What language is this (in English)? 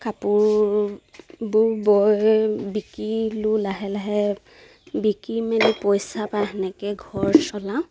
Assamese